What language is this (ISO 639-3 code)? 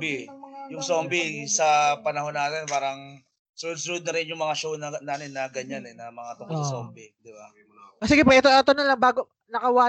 fil